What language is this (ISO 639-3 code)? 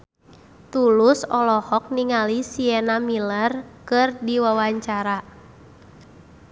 sun